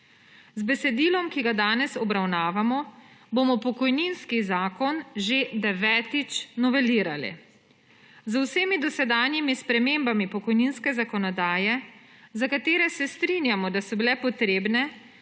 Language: Slovenian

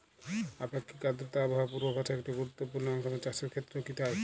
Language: Bangla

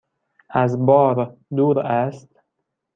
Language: Persian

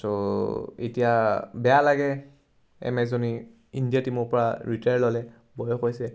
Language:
Assamese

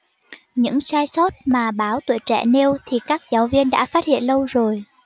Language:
Vietnamese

